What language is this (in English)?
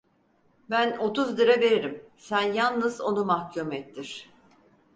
Turkish